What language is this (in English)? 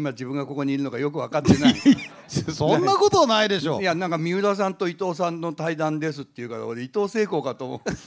Japanese